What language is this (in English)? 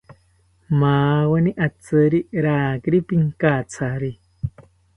South Ucayali Ashéninka